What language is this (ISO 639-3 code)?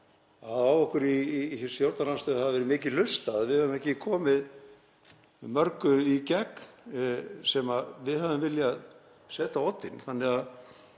isl